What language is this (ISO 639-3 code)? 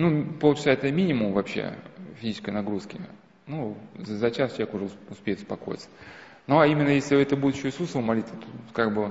rus